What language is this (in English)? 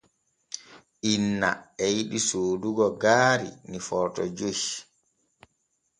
Borgu Fulfulde